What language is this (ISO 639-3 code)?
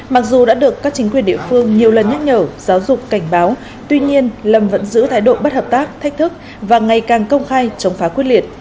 vie